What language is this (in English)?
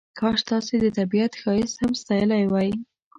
Pashto